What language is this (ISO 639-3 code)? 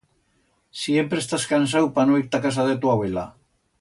arg